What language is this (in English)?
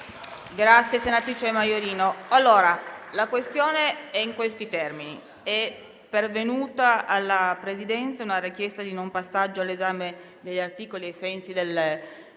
Italian